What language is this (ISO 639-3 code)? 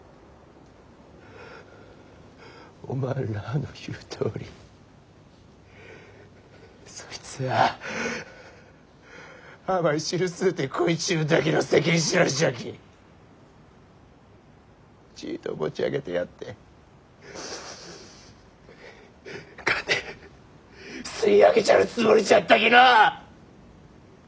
jpn